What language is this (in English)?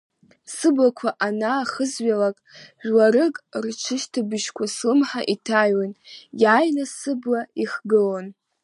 Abkhazian